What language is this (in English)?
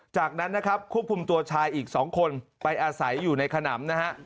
Thai